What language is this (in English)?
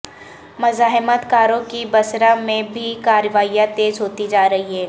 Urdu